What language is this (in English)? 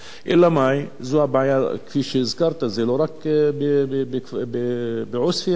Hebrew